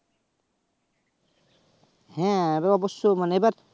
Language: Bangla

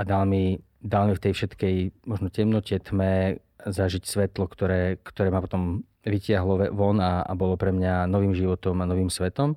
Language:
Slovak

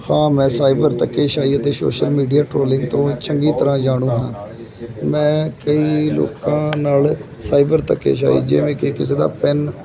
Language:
Punjabi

